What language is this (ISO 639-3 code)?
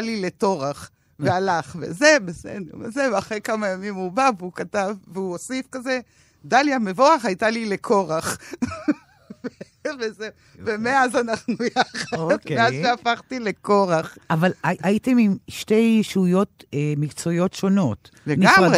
heb